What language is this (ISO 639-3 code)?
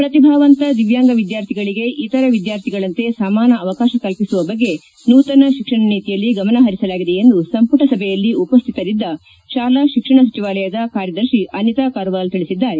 kan